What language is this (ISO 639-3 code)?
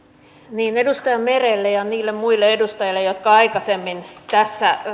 fin